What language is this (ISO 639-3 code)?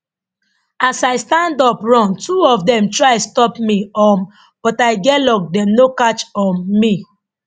pcm